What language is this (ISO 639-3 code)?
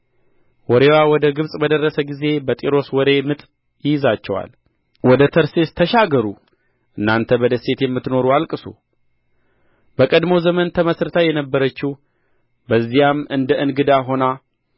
amh